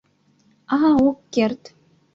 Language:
Mari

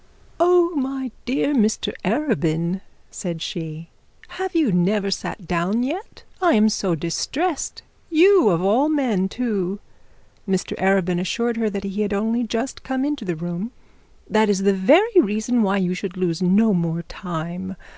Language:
English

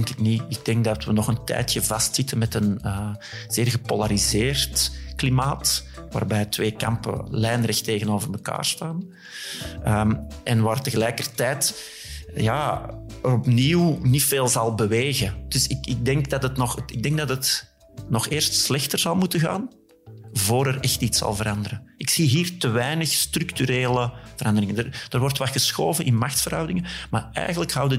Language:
Dutch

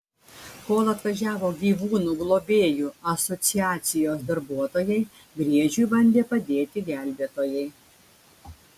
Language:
Lithuanian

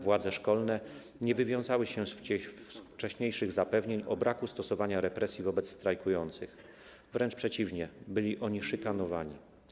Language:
Polish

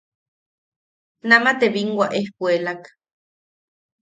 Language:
Yaqui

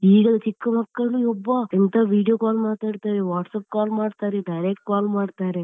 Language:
Kannada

